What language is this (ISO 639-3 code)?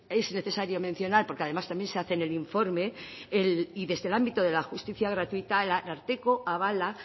spa